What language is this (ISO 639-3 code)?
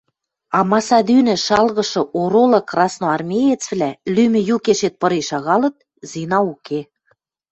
mrj